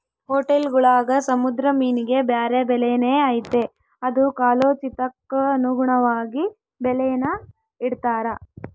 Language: Kannada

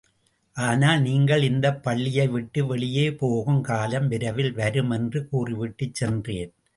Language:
Tamil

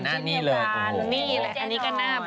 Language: Thai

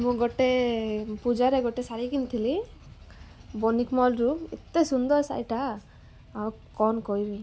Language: Odia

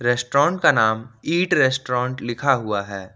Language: Hindi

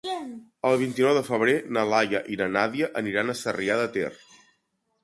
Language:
Catalan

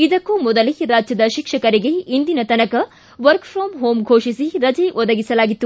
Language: Kannada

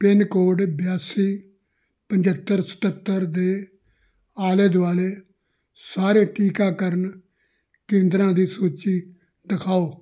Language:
Punjabi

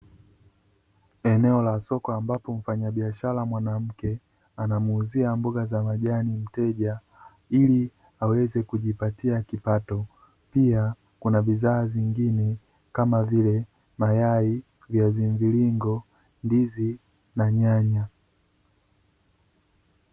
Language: Swahili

